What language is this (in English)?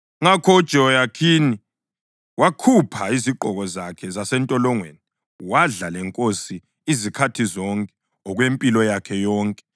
North Ndebele